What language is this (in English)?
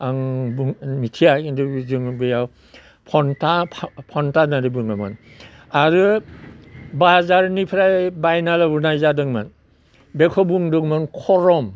Bodo